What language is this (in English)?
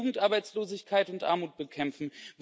German